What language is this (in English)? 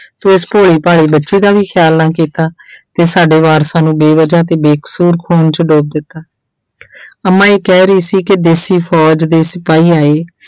Punjabi